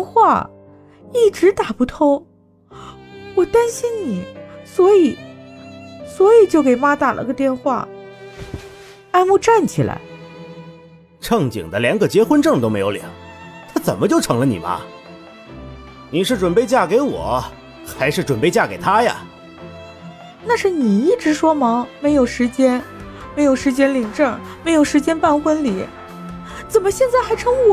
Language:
Chinese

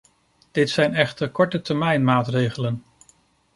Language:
Dutch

